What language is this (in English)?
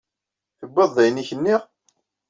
Kabyle